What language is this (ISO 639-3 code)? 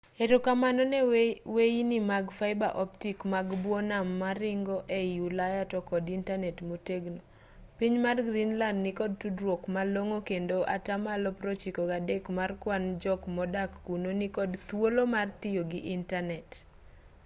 luo